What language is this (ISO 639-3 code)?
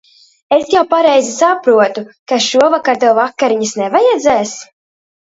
lav